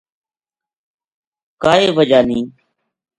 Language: Gujari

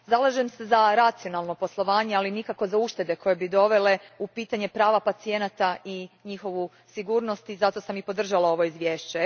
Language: Croatian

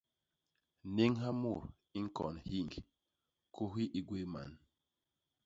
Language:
Basaa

